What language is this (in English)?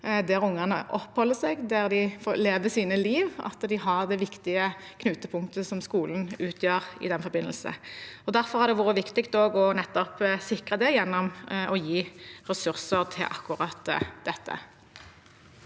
Norwegian